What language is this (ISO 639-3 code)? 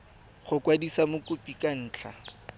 tsn